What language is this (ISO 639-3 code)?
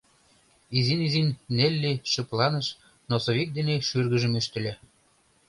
chm